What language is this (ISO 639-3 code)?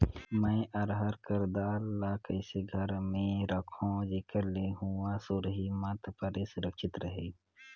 hne